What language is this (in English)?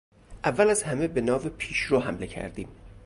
Persian